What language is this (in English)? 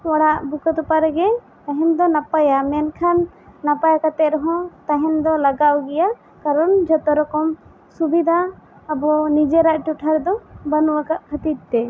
Santali